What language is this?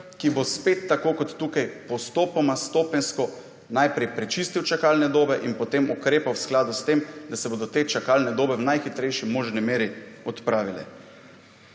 Slovenian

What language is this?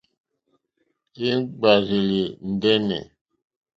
Mokpwe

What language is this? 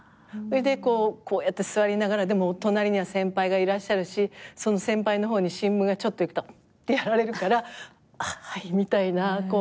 Japanese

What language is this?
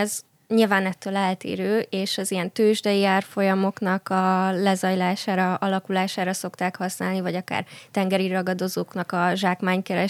Hungarian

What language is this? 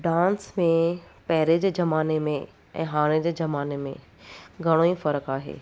Sindhi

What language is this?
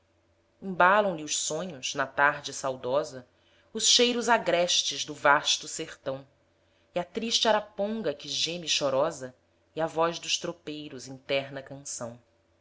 Portuguese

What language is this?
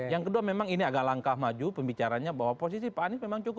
Indonesian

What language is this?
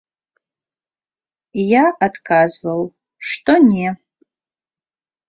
Belarusian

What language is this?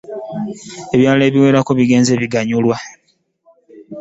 Ganda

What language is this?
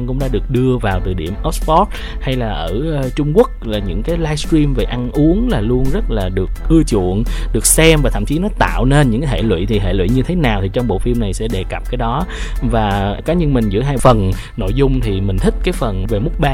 Vietnamese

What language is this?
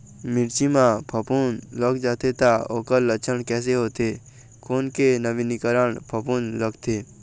Chhattisgarhi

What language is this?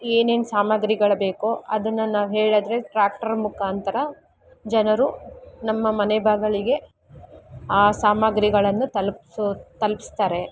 Kannada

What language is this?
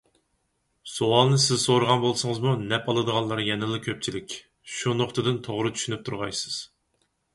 Uyghur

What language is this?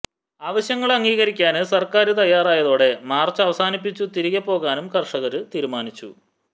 Malayalam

